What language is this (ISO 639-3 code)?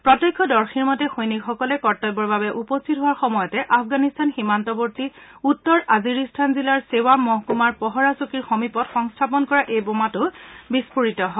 asm